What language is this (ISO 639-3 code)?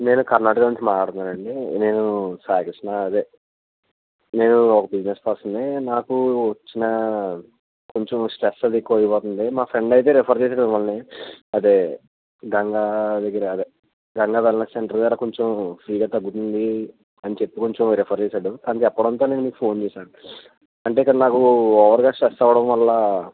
tel